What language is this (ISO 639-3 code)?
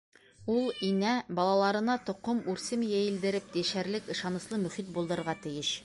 bak